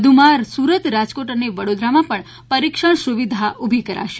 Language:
Gujarati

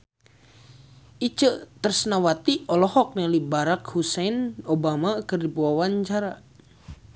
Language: Sundanese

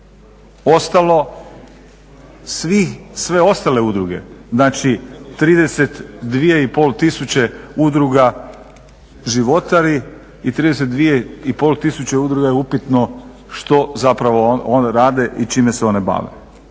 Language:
Croatian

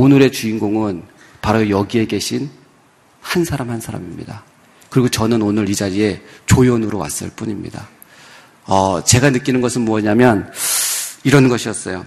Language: Korean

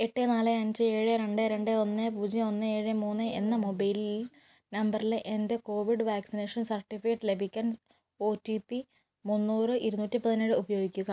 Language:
Malayalam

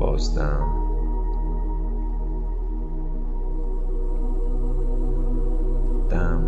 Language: Persian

